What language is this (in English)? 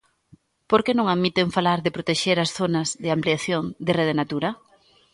Galician